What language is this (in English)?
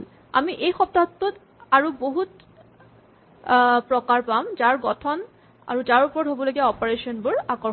Assamese